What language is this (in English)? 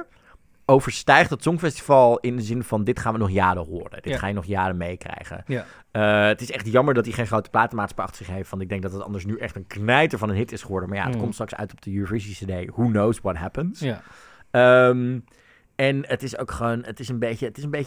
Dutch